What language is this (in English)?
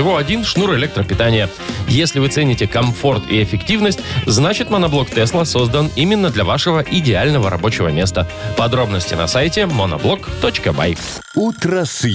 Russian